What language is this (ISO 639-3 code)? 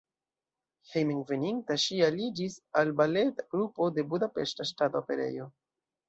epo